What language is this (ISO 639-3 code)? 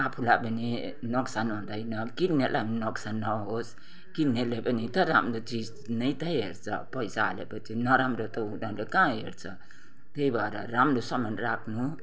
nep